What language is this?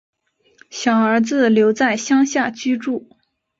Chinese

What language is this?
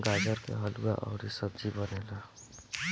Bhojpuri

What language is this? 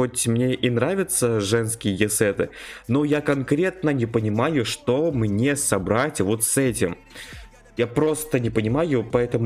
Russian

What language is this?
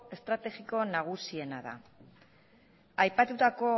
Basque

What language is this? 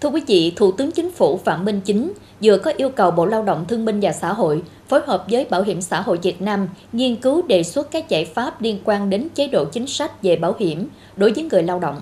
Vietnamese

